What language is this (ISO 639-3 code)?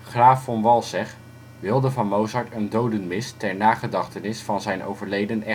nld